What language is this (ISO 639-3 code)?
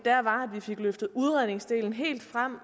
dan